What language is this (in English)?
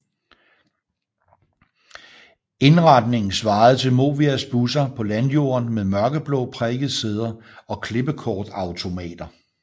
Danish